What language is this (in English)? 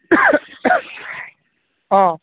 Assamese